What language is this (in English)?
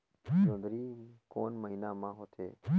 Chhattisgarhi